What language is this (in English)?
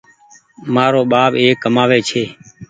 Goaria